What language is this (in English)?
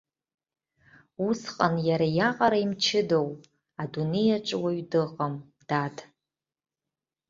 Abkhazian